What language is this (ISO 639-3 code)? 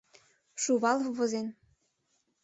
chm